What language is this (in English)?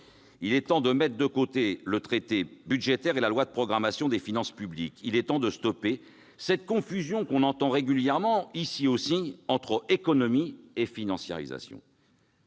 French